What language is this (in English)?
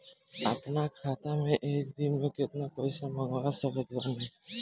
Bhojpuri